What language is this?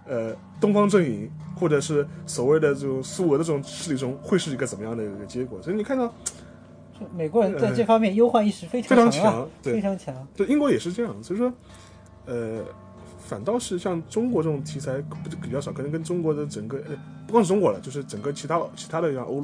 Chinese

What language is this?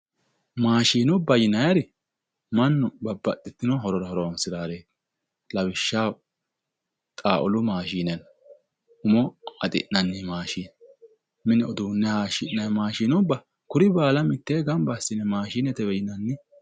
Sidamo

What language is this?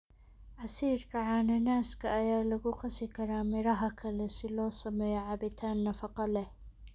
Somali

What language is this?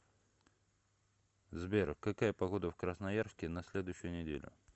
Russian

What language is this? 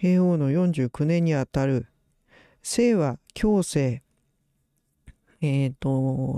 Japanese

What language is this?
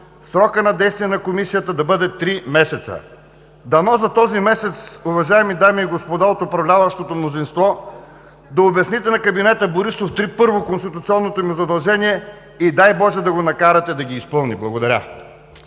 Bulgarian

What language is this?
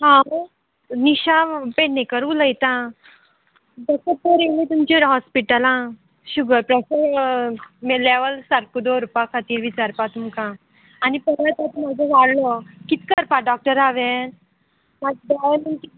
Konkani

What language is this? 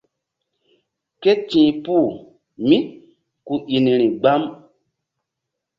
Mbum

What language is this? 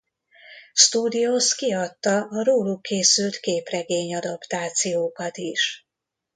Hungarian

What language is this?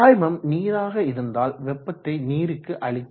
Tamil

